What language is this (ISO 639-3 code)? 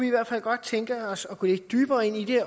dan